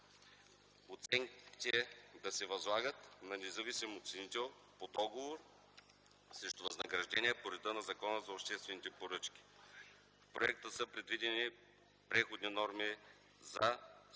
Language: Bulgarian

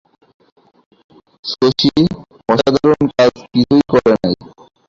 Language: Bangla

